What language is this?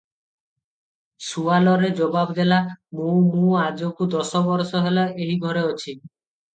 Odia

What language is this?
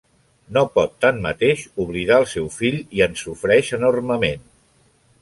Catalan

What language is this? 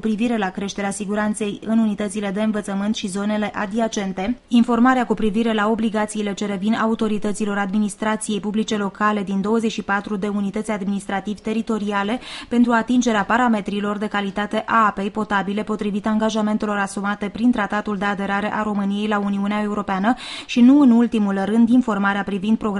Romanian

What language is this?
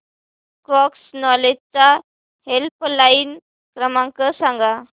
Marathi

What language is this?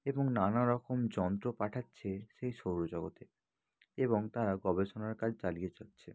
Bangla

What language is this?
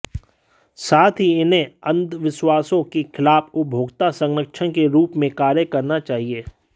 Hindi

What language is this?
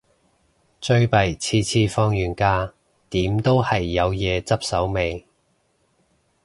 Cantonese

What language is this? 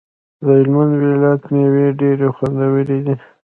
Pashto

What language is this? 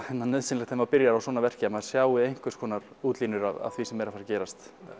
Icelandic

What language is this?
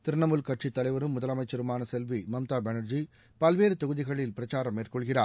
Tamil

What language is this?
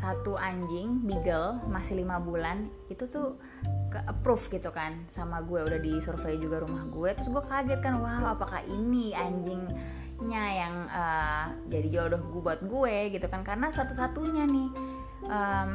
Indonesian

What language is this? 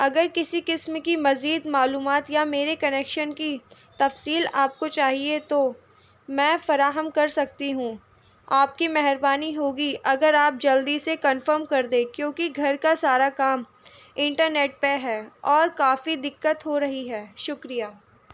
Urdu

